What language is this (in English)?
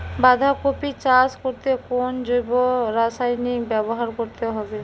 Bangla